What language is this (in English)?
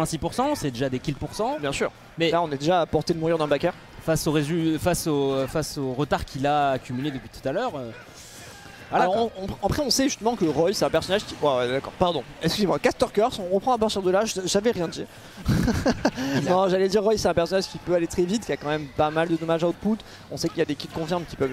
French